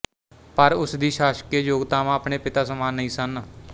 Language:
Punjabi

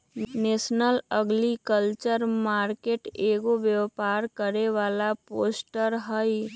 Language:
Magahi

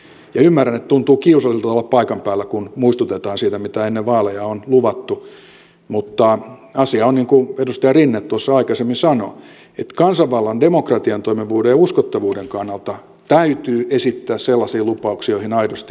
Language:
Finnish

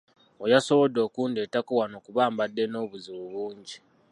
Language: Ganda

